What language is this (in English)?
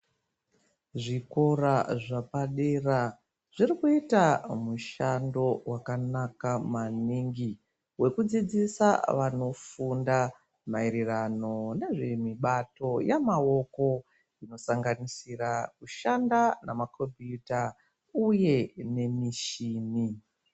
Ndau